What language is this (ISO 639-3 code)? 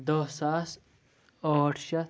kas